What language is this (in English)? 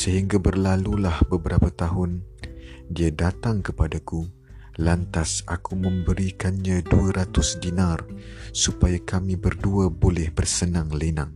Malay